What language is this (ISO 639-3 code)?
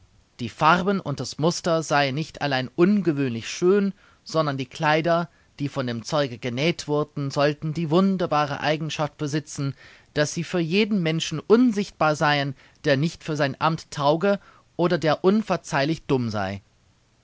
deu